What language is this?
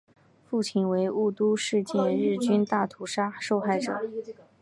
Chinese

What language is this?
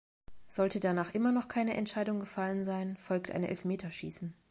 German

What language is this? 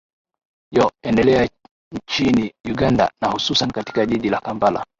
Swahili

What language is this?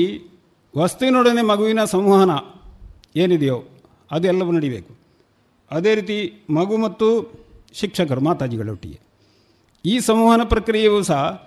Kannada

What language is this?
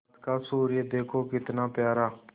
Hindi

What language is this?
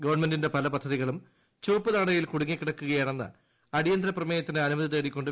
Malayalam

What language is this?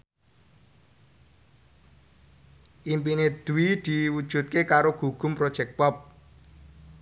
Javanese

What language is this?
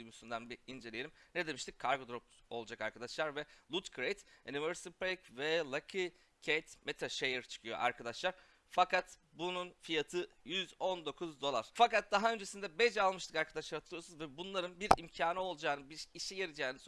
Turkish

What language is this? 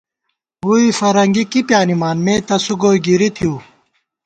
Gawar-Bati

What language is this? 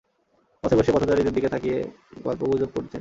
Bangla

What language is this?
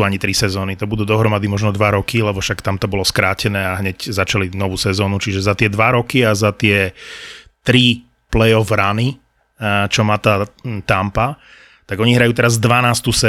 Slovak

